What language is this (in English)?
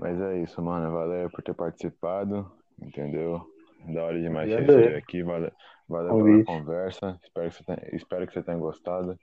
Portuguese